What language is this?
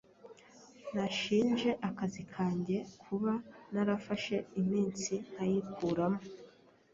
Kinyarwanda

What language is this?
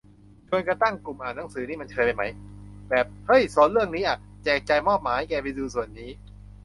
Thai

